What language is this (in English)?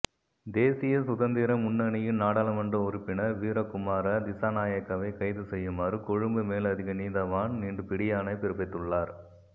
Tamil